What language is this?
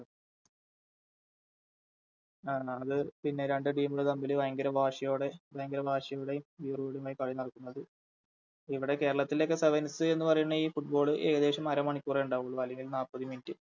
Malayalam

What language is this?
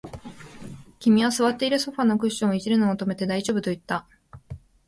Japanese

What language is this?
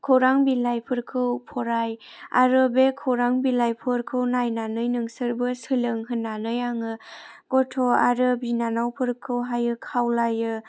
Bodo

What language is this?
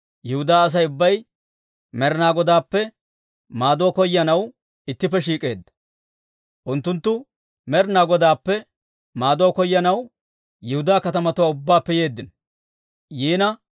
Dawro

